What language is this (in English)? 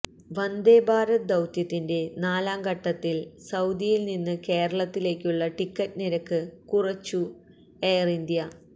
Malayalam